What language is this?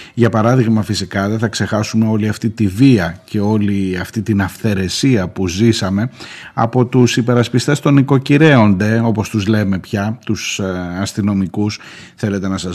Greek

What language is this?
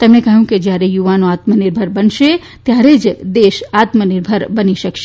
Gujarati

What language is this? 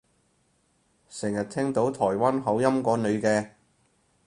Cantonese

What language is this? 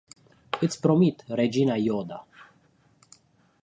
Romanian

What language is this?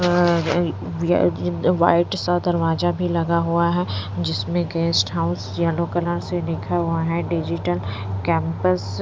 Hindi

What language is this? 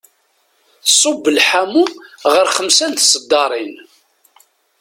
Kabyle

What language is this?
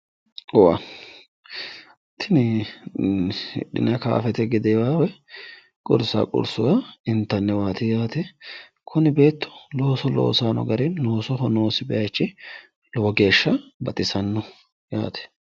Sidamo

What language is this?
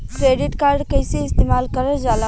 Bhojpuri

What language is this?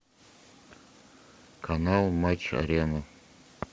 Russian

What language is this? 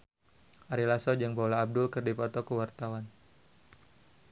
Sundanese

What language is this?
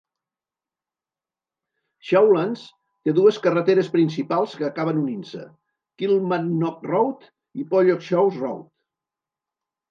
Catalan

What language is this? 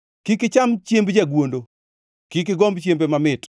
Luo (Kenya and Tanzania)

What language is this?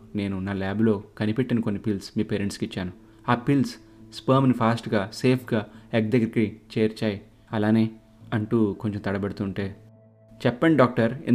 Telugu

